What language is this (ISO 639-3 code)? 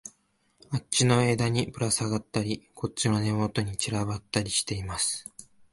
jpn